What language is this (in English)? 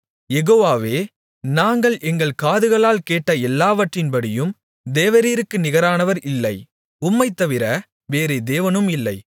Tamil